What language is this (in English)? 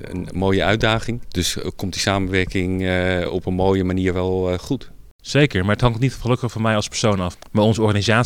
Dutch